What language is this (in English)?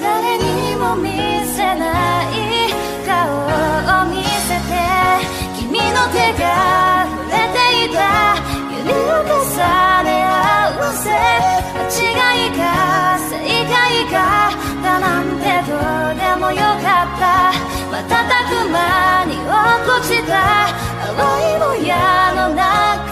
Japanese